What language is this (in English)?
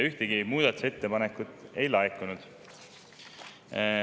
Estonian